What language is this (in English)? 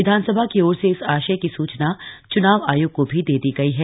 Hindi